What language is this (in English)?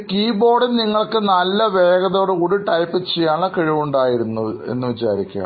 Malayalam